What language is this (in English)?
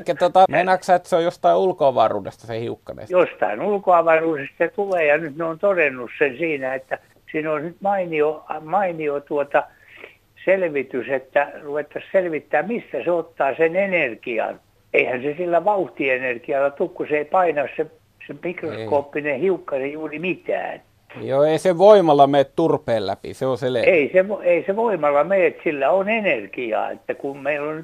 Finnish